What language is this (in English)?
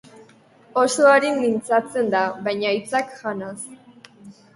Basque